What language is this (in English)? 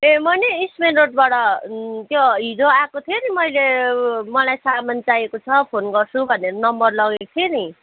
Nepali